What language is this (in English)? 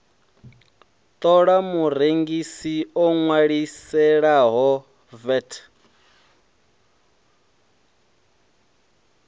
Venda